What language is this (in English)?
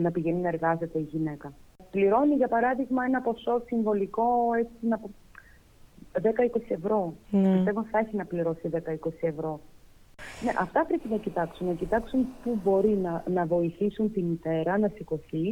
Greek